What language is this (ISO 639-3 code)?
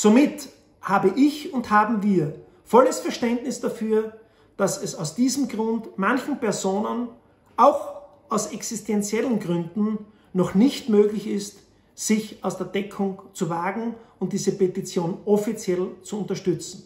deu